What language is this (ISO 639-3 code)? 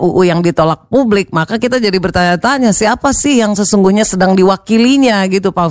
ind